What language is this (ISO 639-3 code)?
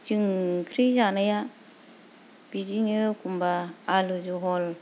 brx